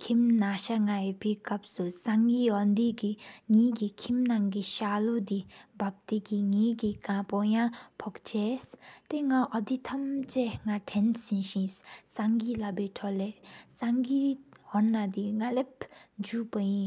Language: Sikkimese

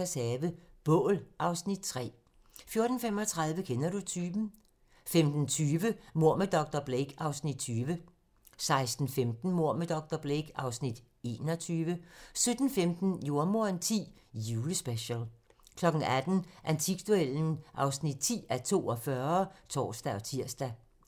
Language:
Danish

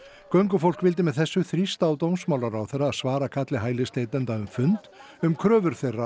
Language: Icelandic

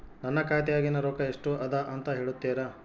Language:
Kannada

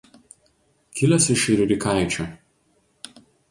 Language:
Lithuanian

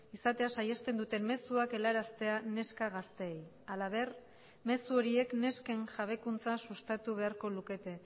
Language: Basque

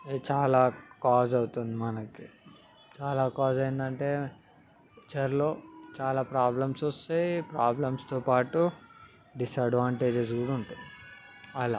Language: Telugu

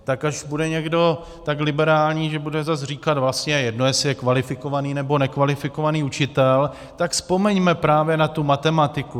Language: Czech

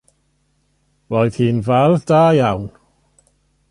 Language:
Welsh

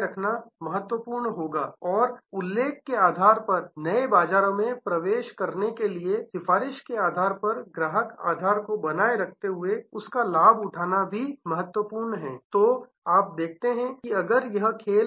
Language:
Hindi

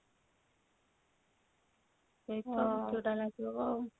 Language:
Odia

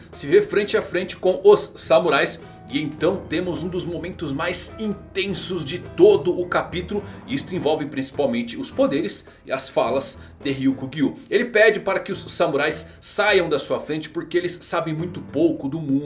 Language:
Portuguese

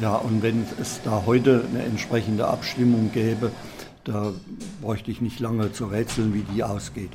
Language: German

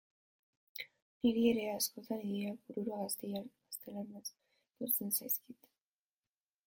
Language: Basque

